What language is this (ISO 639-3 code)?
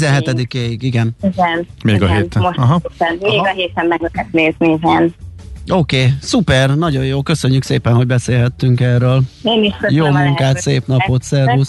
hun